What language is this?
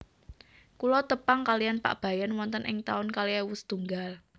Javanese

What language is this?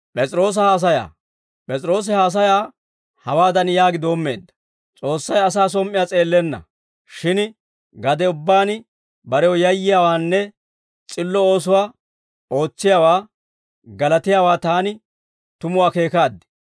Dawro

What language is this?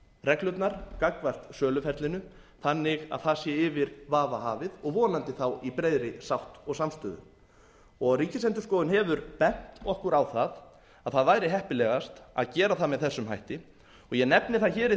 Icelandic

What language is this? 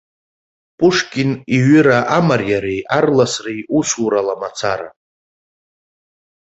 Abkhazian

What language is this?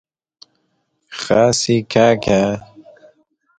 Persian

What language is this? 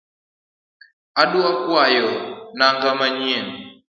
Luo (Kenya and Tanzania)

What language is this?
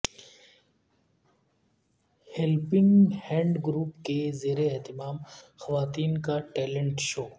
Urdu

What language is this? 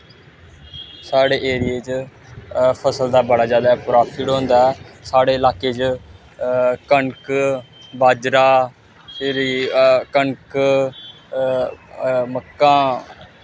Dogri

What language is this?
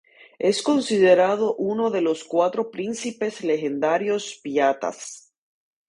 Spanish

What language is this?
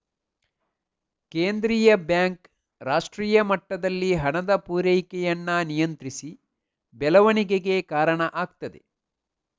Kannada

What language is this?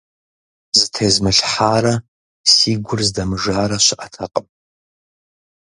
Kabardian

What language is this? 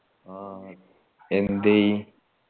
Malayalam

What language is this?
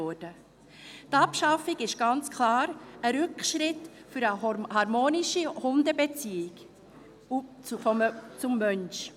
Swiss German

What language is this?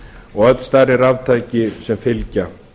Icelandic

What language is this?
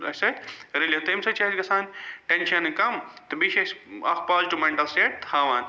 Kashmiri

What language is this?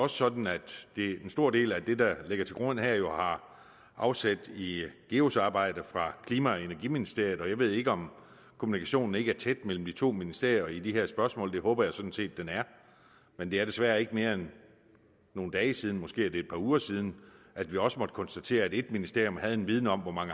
Danish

